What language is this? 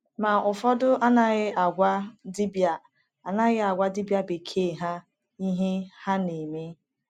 Igbo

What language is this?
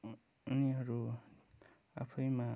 Nepali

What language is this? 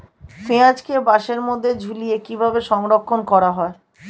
Bangla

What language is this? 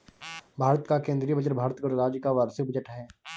Hindi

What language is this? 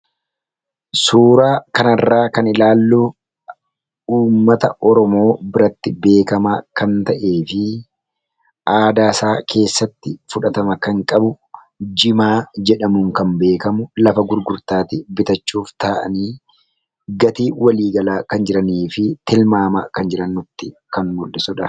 Oromo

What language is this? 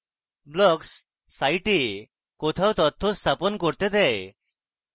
Bangla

